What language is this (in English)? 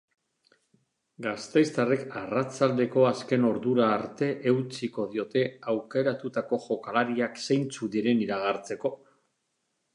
Basque